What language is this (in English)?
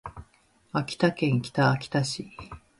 Japanese